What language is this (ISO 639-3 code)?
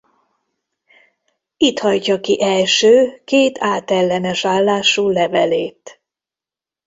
hun